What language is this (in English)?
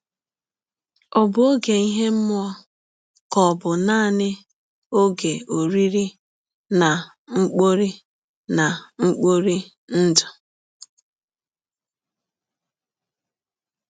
Igbo